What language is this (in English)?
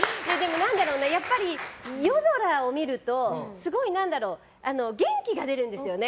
Japanese